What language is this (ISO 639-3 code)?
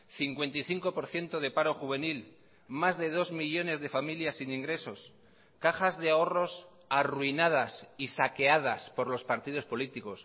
spa